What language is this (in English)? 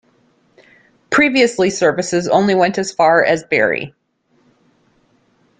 English